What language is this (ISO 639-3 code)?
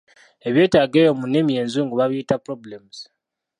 lug